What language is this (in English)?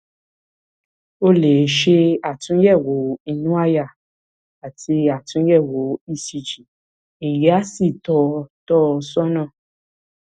Yoruba